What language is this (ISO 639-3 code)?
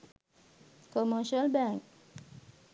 sin